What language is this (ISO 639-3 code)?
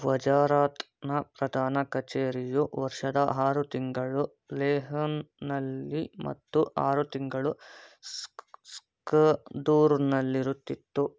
kan